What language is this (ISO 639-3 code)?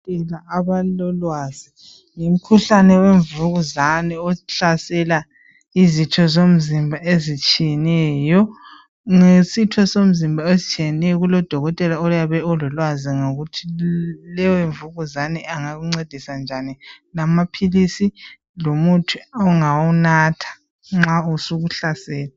nde